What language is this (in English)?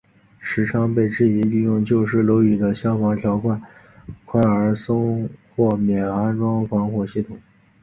Chinese